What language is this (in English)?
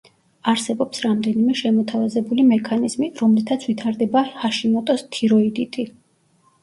Georgian